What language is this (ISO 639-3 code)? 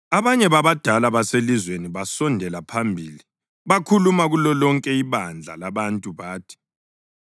nde